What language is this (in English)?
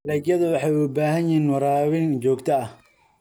Somali